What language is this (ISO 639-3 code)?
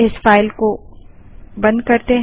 hin